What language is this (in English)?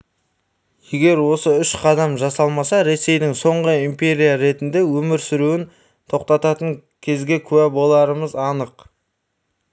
Kazakh